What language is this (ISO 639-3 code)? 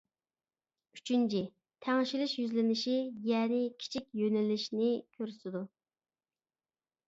uig